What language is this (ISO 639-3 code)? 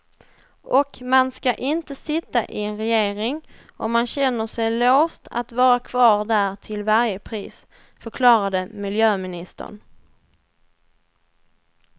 swe